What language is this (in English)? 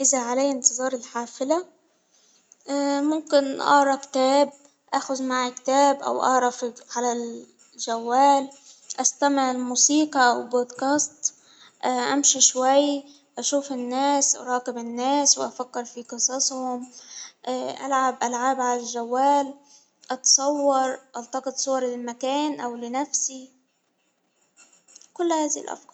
Hijazi Arabic